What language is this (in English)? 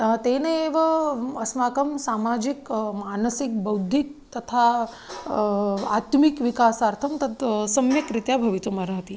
Sanskrit